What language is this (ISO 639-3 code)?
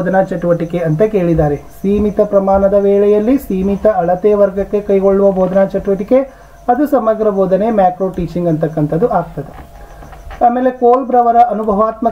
kan